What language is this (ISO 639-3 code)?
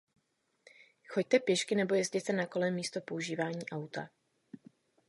ces